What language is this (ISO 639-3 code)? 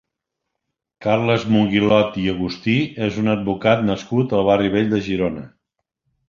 cat